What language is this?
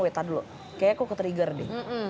Indonesian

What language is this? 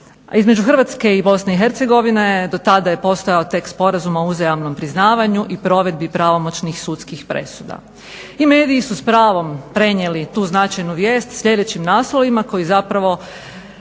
Croatian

